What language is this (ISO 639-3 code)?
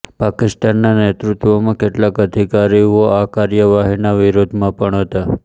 guj